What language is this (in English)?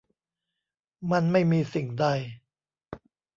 Thai